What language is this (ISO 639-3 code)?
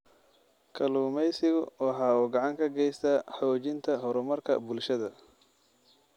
som